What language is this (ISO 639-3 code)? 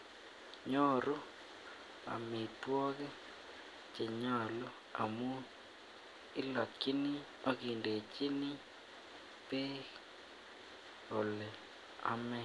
kln